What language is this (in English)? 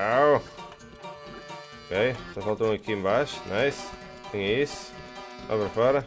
Portuguese